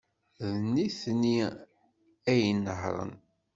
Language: Kabyle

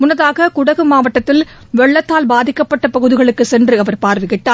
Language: Tamil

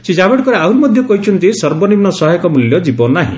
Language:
Odia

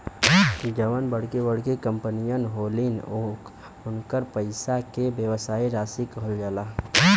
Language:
Bhojpuri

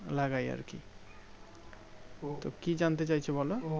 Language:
Bangla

